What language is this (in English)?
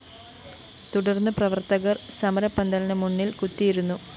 Malayalam